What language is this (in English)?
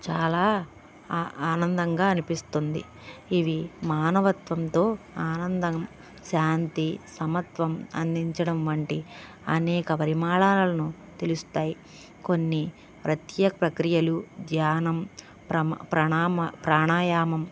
Telugu